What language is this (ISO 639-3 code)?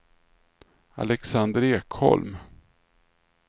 swe